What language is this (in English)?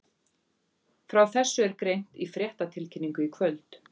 Icelandic